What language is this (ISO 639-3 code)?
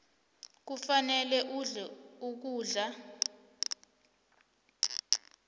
nbl